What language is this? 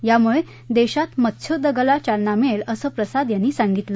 Marathi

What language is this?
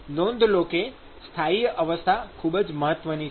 Gujarati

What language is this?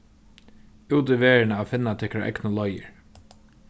Faroese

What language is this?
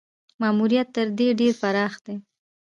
Pashto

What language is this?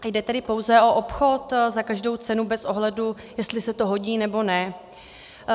Czech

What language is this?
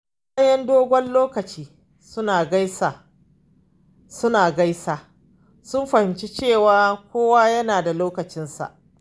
Hausa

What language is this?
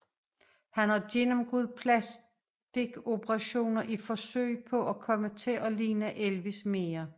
Danish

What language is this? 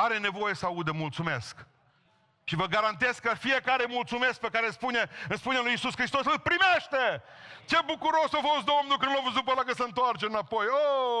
Romanian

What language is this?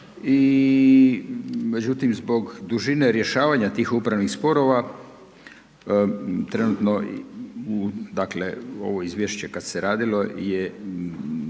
Croatian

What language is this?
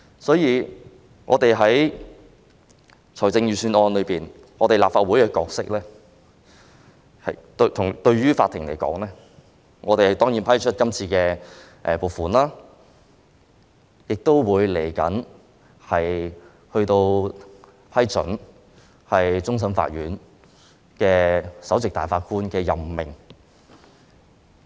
Cantonese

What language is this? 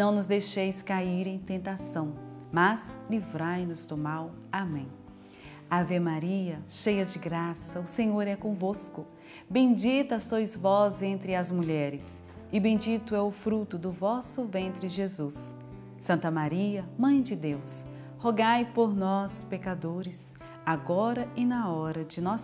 Portuguese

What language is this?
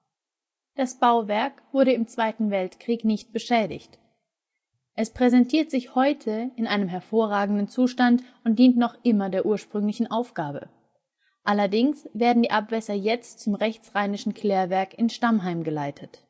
German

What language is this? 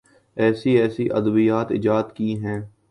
Urdu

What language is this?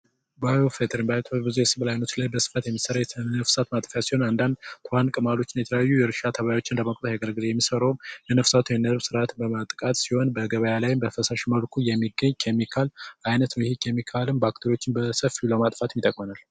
Amharic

